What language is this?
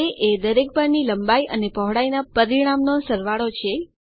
Gujarati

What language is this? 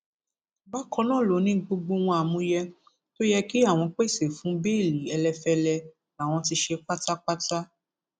Yoruba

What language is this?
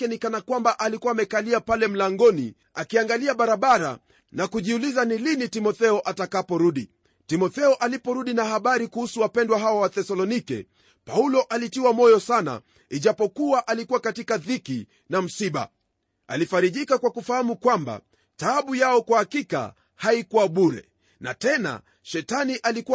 Swahili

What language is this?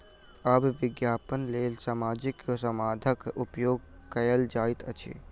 Maithili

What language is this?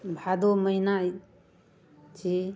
Maithili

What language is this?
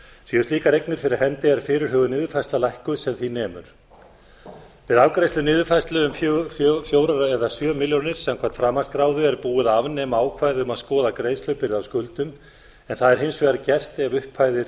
Icelandic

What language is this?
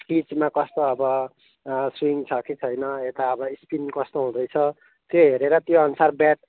Nepali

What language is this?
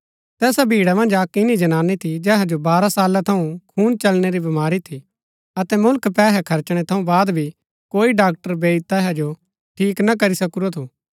Gaddi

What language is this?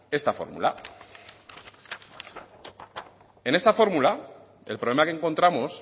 Spanish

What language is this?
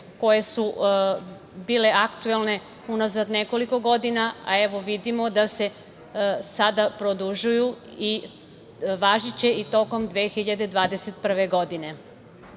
Serbian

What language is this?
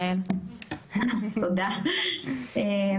Hebrew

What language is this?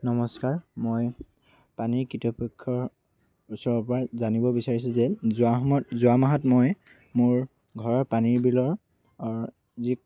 Assamese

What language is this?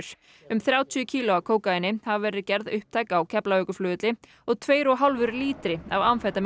Icelandic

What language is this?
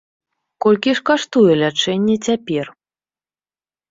Belarusian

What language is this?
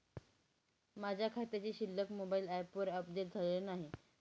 Marathi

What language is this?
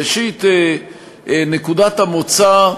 Hebrew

